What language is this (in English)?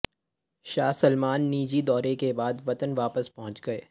Urdu